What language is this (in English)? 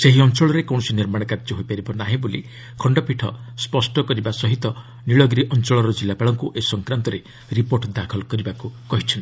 Odia